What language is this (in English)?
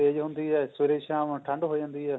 Punjabi